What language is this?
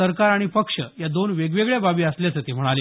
Marathi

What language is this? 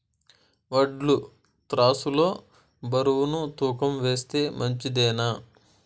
Telugu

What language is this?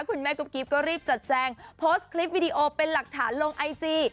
Thai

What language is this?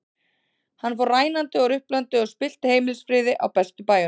Icelandic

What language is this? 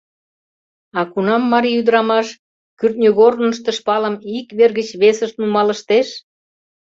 Mari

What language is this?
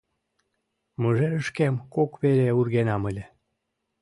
Mari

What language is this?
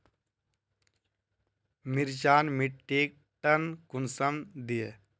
Magahi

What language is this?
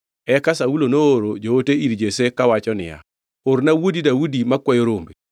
Luo (Kenya and Tanzania)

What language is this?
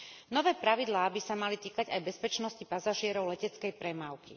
Slovak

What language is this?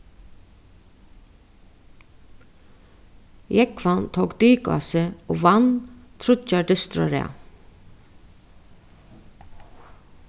Faroese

